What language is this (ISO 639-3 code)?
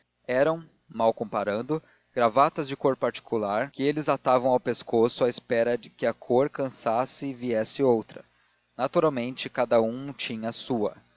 por